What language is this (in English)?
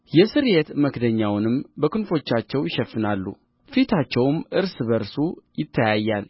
Amharic